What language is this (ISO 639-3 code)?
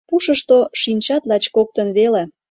chm